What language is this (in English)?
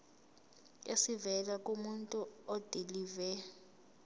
Zulu